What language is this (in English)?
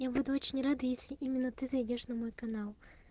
Russian